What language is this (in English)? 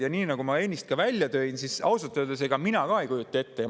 Estonian